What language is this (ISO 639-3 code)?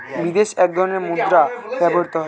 ben